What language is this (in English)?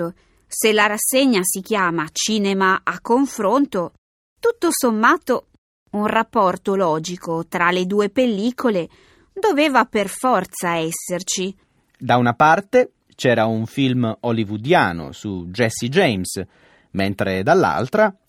Italian